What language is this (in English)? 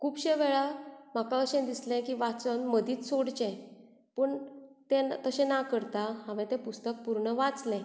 Konkani